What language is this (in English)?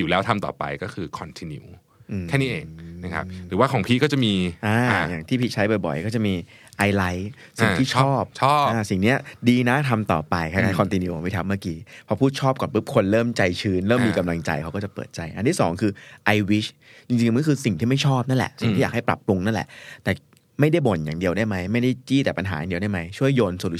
Thai